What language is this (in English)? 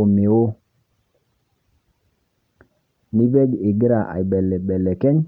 Masai